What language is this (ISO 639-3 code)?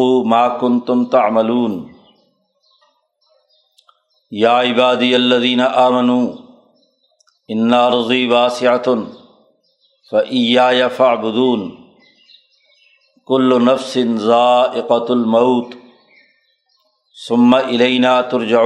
urd